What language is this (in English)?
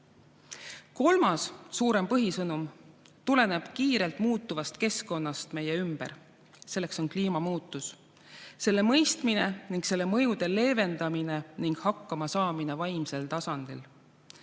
Estonian